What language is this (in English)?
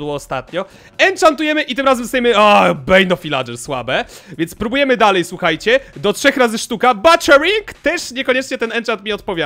Polish